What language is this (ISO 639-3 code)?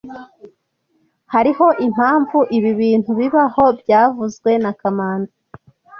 kin